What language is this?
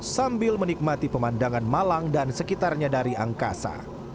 Indonesian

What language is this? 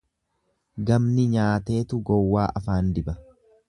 Oromo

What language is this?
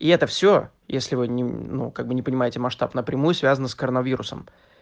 Russian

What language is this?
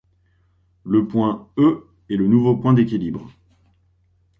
French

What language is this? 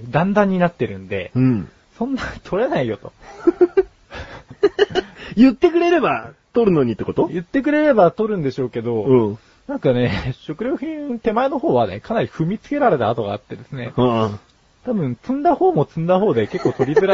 Japanese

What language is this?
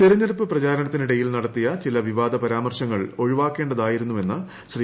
Malayalam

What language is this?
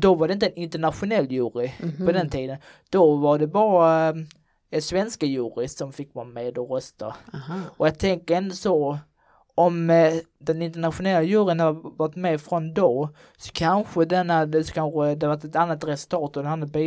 Swedish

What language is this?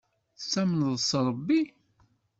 Kabyle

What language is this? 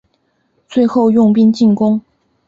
Chinese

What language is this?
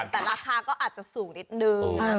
Thai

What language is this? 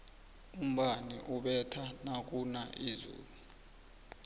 South Ndebele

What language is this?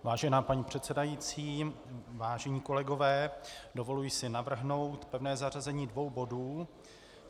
Czech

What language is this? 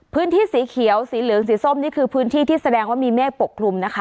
Thai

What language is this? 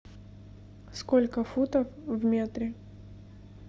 Russian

